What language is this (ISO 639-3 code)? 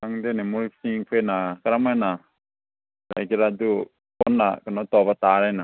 mni